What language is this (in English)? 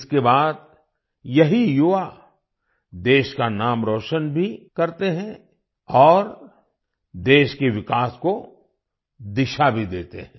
Hindi